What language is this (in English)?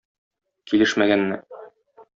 Tatar